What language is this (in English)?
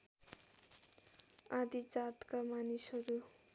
Nepali